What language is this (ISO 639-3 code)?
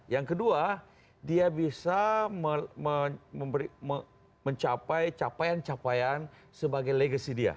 ind